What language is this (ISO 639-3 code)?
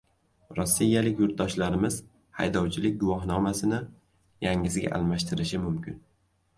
uzb